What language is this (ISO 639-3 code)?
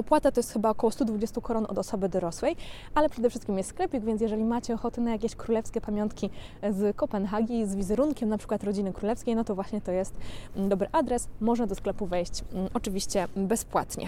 pol